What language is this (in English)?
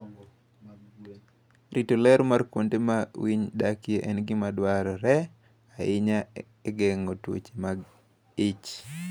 Luo (Kenya and Tanzania)